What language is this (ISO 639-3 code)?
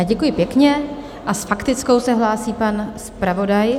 ces